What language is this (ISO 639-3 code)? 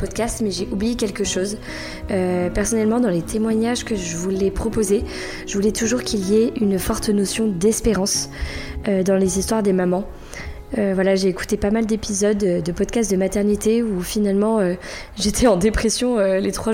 fra